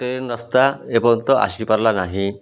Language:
Odia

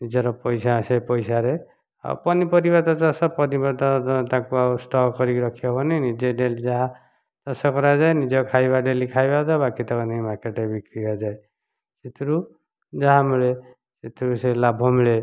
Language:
Odia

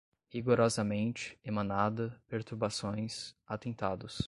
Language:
Portuguese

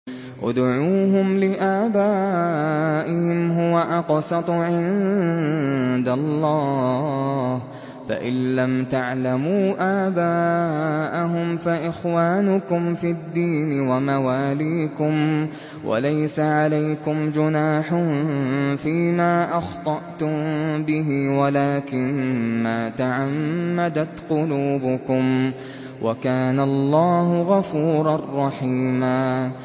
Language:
Arabic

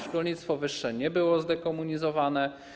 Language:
Polish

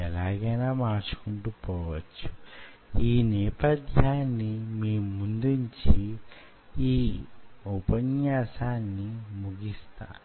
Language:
Telugu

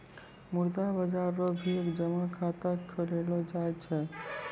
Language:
Maithili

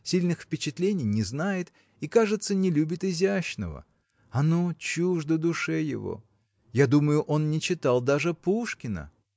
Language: Russian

